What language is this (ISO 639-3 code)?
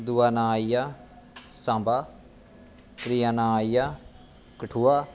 doi